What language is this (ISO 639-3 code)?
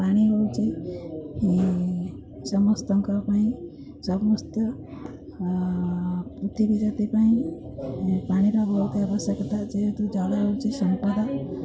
ori